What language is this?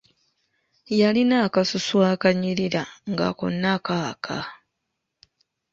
Ganda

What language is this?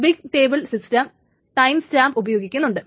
Malayalam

